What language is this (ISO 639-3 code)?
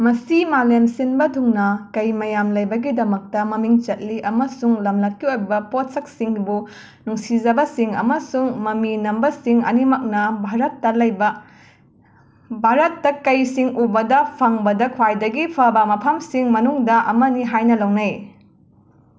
mni